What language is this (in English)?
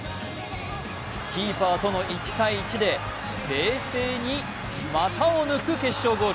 Japanese